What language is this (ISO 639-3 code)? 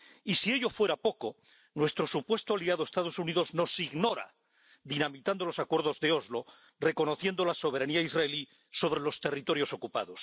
spa